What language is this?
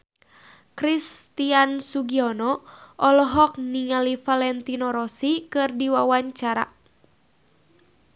Sundanese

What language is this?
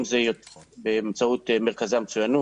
Hebrew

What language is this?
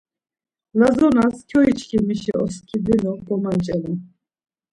Laz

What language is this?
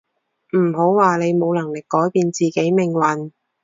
Cantonese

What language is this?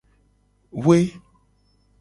Gen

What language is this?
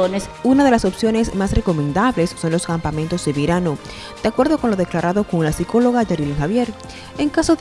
Spanish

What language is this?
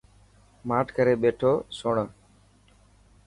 Dhatki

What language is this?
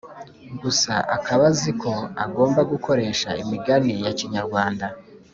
Kinyarwanda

